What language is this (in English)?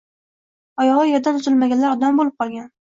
Uzbek